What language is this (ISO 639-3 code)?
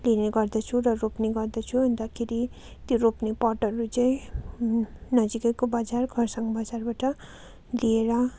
nep